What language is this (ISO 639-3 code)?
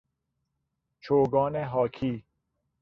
fas